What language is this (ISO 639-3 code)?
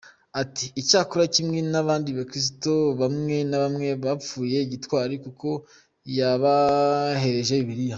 kin